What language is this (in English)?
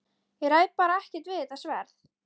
Icelandic